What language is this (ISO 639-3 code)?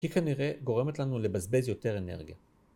heb